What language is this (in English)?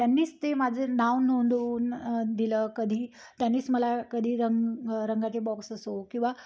Marathi